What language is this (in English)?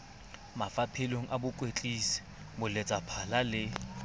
Southern Sotho